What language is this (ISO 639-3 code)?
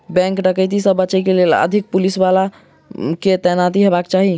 mai